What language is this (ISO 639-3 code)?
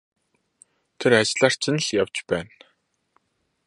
mon